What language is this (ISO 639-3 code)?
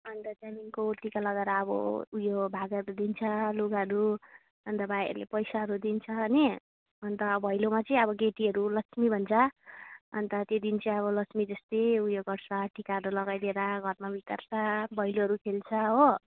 nep